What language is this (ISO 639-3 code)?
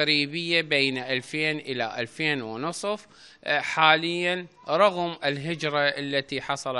ara